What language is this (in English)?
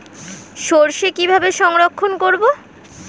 Bangla